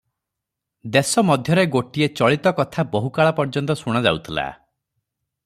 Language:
Odia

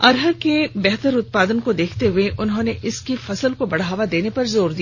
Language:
Hindi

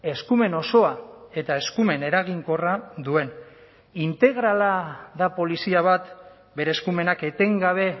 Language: Basque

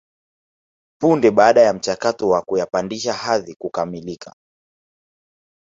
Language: Swahili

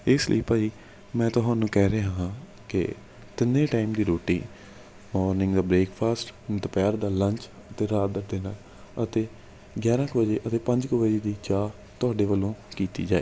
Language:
Punjabi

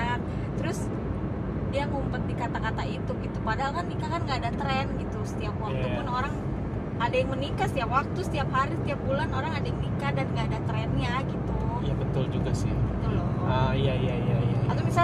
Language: Indonesian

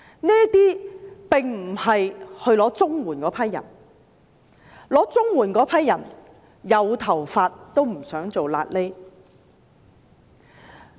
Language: Cantonese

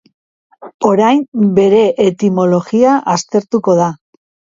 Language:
Basque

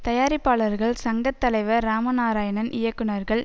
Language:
Tamil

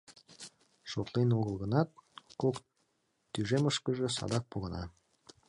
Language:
Mari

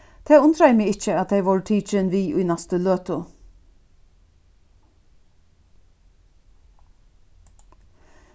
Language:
Faroese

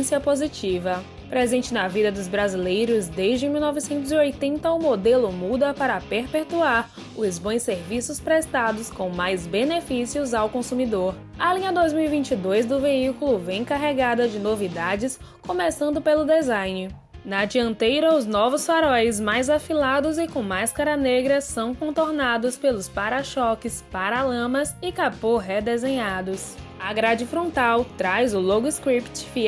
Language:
Portuguese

